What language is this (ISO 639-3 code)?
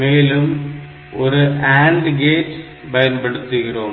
tam